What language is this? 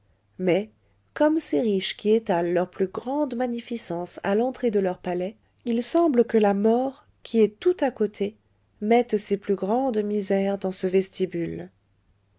French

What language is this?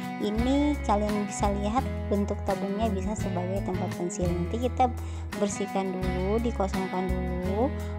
Indonesian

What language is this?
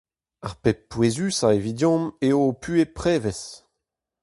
Breton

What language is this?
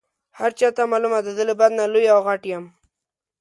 Pashto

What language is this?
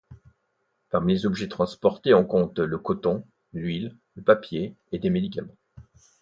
French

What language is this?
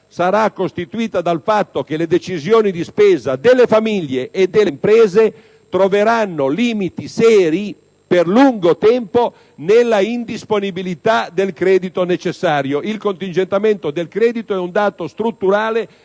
Italian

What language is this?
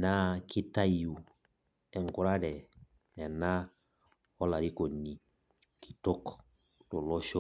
Masai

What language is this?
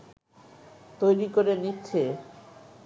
Bangla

